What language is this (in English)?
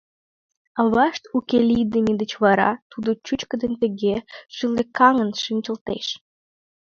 Mari